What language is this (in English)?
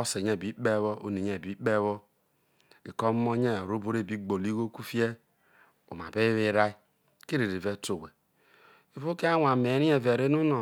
Isoko